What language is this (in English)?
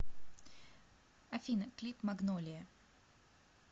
Russian